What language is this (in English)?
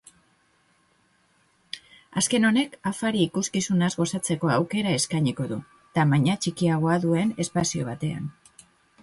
Basque